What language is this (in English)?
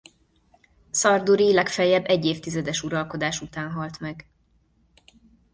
Hungarian